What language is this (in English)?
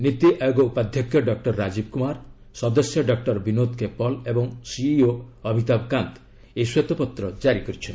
Odia